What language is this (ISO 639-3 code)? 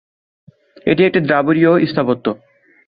ben